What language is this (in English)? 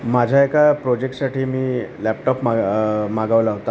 Marathi